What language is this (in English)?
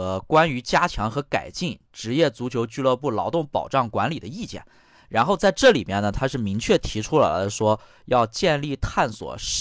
Chinese